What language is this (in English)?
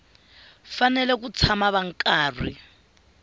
Tsonga